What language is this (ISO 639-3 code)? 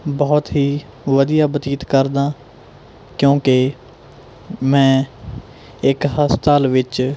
pan